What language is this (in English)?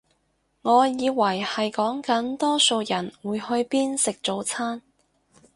Cantonese